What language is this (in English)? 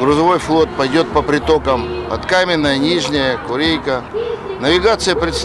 Russian